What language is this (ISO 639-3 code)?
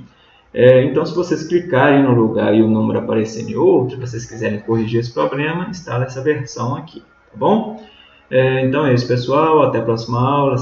por